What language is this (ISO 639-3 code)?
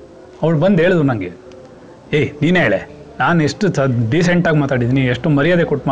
kan